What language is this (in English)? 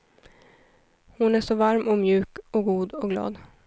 Swedish